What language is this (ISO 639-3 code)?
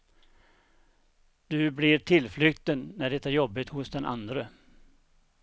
swe